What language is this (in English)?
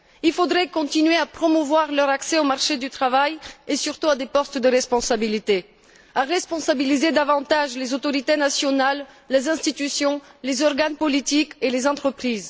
French